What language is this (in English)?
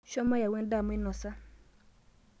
Masai